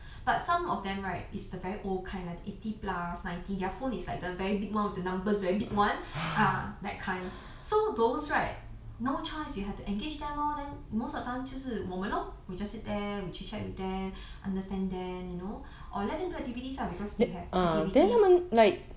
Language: English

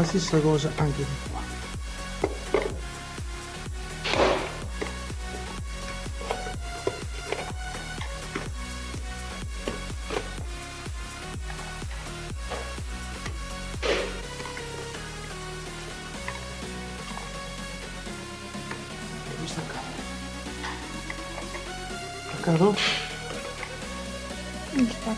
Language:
Italian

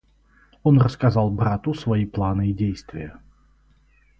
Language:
Russian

